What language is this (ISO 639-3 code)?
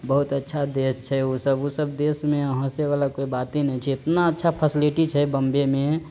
mai